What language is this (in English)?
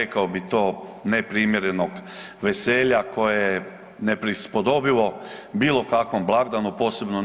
Croatian